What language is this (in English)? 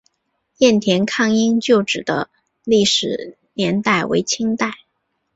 Chinese